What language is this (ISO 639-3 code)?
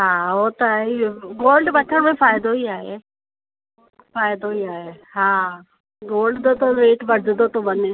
snd